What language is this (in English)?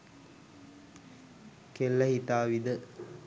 Sinhala